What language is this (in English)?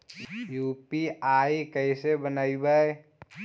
Magahi